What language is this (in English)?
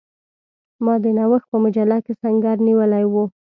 Pashto